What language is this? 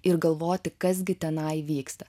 Lithuanian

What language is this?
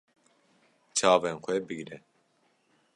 Kurdish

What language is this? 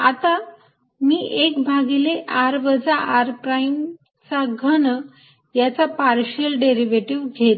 Marathi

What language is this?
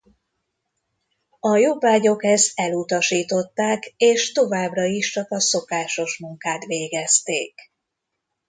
Hungarian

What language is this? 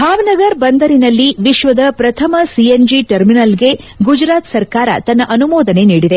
Kannada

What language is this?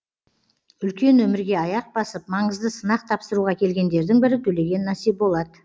Kazakh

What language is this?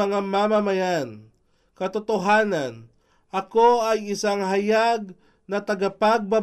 Filipino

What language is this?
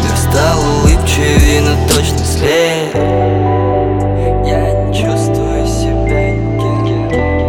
Ukrainian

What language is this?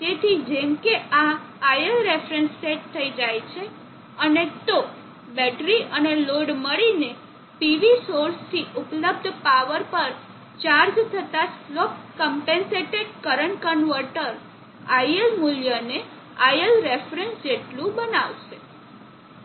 Gujarati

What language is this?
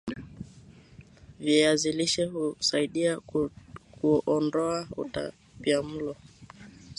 Swahili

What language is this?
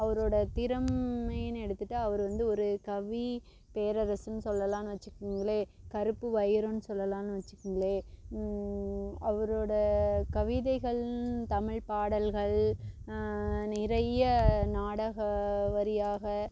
Tamil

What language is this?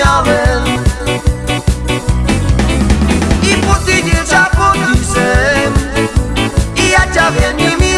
Slovak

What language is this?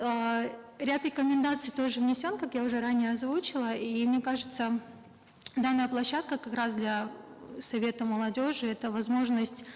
Kazakh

